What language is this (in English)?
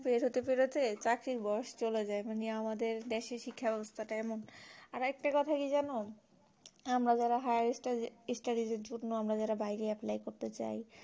Bangla